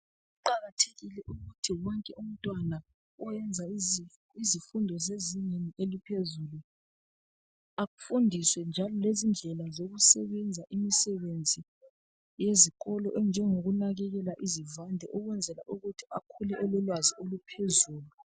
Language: North Ndebele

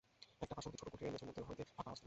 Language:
Bangla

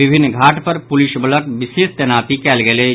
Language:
Maithili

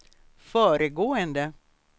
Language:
Swedish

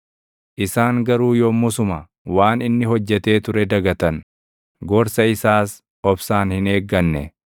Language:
Oromo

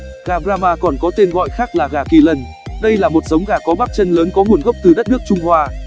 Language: Vietnamese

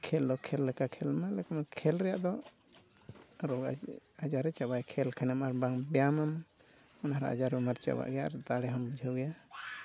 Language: Santali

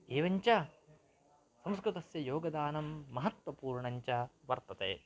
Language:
Sanskrit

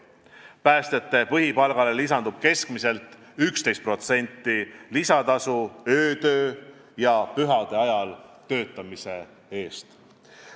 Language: Estonian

